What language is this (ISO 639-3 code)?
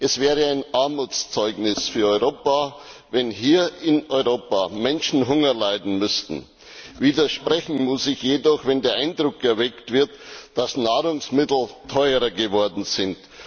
deu